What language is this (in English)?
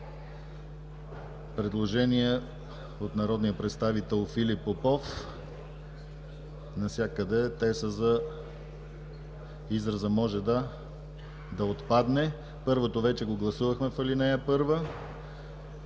Bulgarian